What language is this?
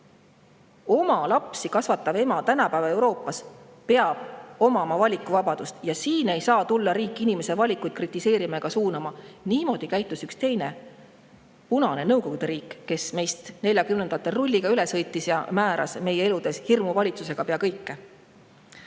Estonian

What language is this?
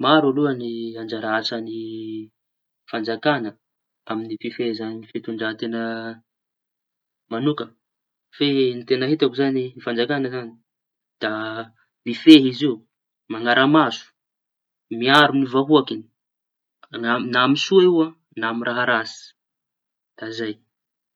Tanosy Malagasy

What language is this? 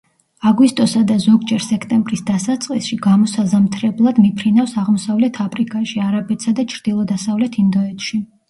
Georgian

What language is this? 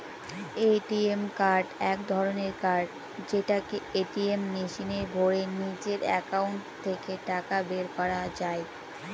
Bangla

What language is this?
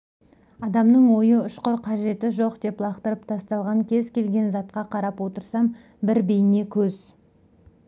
Kazakh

